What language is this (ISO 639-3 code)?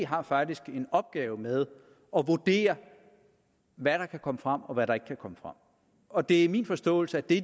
dan